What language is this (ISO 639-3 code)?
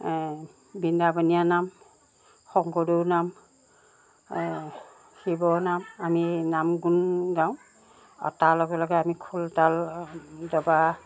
asm